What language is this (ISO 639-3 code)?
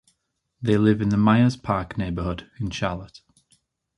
eng